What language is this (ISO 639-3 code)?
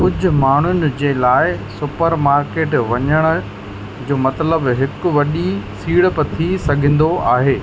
snd